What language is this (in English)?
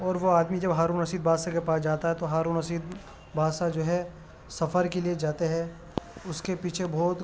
Urdu